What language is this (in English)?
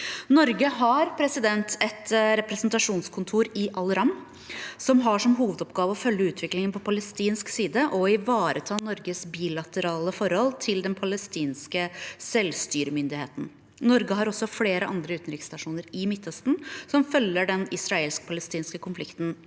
Norwegian